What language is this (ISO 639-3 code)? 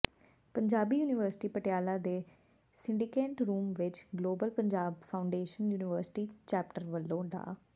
pan